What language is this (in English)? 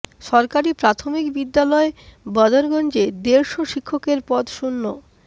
Bangla